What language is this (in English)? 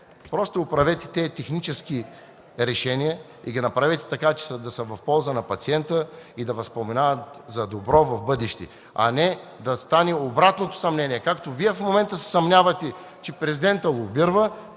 Bulgarian